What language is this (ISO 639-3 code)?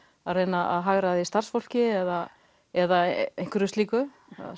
isl